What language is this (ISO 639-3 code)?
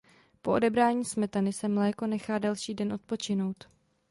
ces